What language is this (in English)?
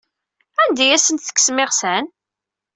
Kabyle